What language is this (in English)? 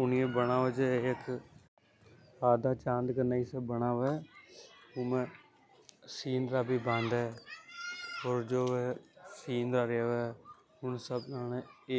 Hadothi